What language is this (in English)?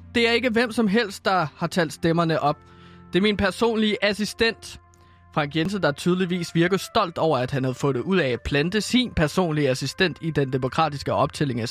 Danish